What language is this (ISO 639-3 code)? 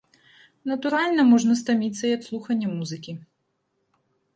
bel